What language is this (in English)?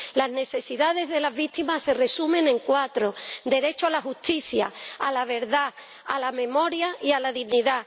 Spanish